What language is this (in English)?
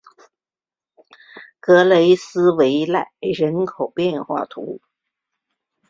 Chinese